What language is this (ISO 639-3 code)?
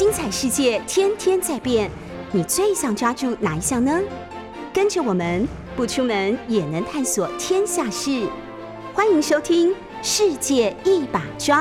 zho